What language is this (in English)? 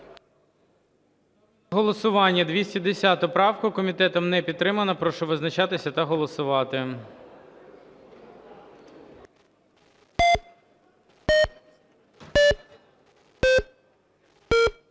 Ukrainian